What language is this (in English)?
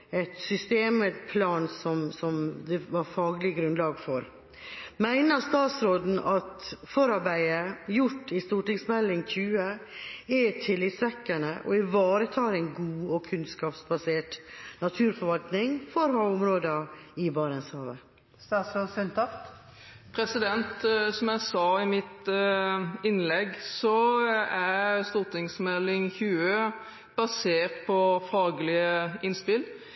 Norwegian Bokmål